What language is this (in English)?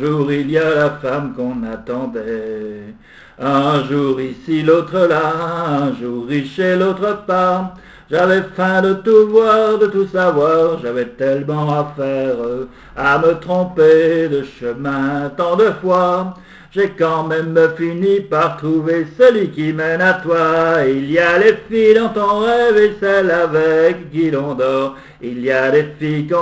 French